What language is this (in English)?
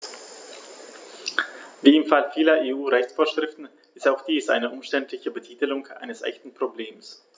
German